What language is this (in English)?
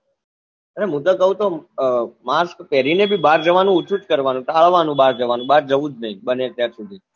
Gujarati